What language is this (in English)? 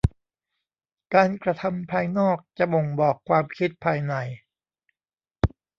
Thai